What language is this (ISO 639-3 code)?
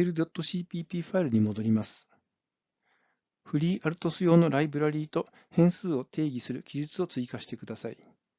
jpn